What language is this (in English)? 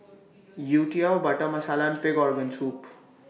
English